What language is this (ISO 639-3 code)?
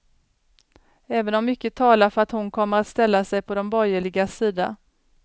swe